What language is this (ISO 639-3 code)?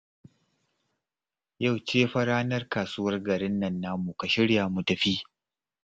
hau